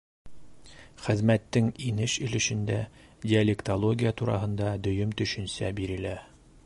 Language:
Bashkir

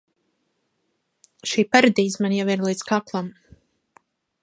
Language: Latvian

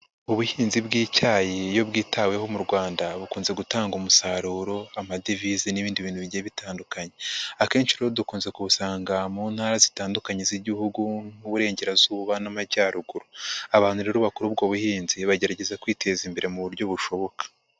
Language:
Kinyarwanda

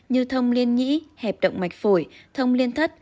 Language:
Vietnamese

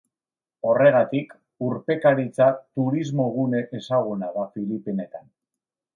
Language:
Basque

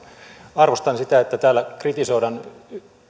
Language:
Finnish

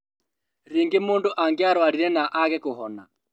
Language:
Kikuyu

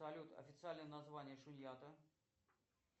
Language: Russian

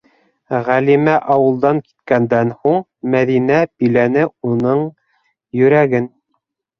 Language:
Bashkir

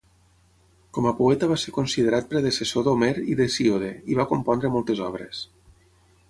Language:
Catalan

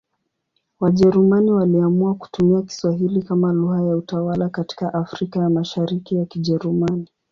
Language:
Swahili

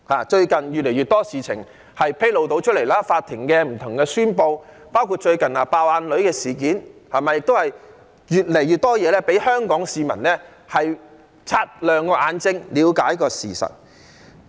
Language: Cantonese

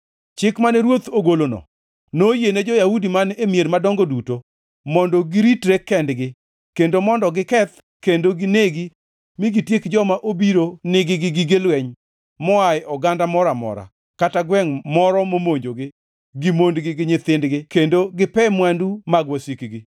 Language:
Luo (Kenya and Tanzania)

